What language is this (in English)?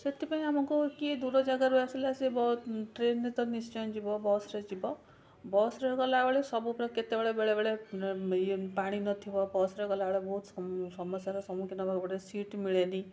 Odia